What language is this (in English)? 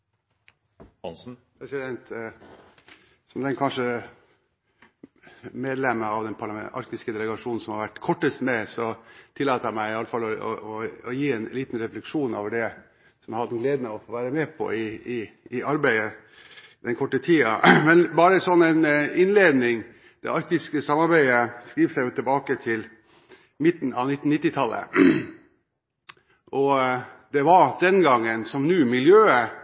Norwegian Bokmål